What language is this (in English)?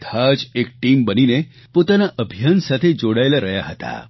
Gujarati